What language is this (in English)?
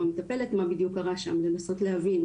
Hebrew